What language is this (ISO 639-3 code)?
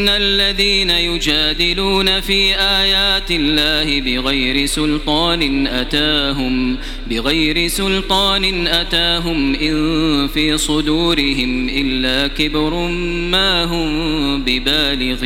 ara